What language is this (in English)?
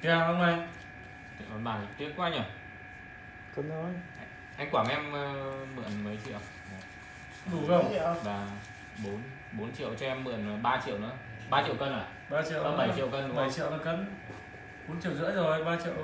Vietnamese